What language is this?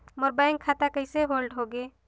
Chhattisgarhi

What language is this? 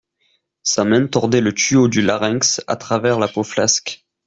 French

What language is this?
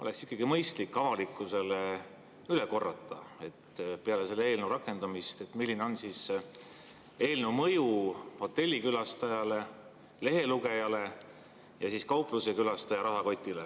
Estonian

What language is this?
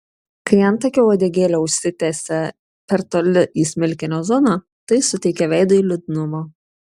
Lithuanian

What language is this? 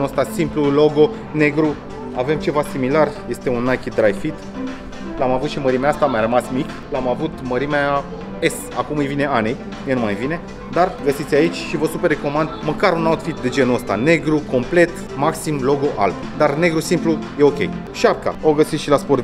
Romanian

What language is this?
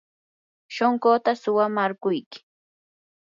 Yanahuanca Pasco Quechua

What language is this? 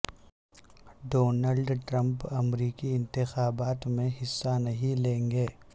Urdu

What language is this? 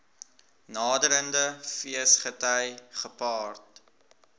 Afrikaans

